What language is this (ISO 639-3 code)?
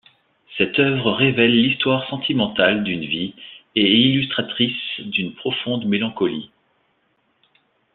fra